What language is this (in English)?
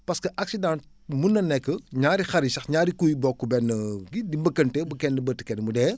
Wolof